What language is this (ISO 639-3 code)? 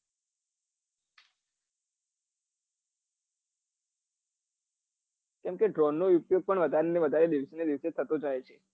guj